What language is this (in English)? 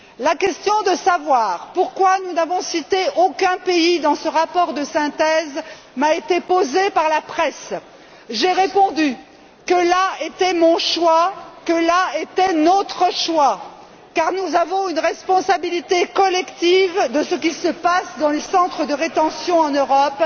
French